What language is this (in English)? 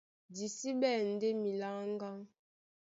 Duala